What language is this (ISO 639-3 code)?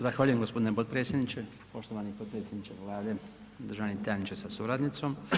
hrv